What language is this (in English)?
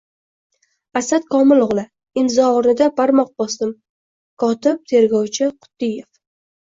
Uzbek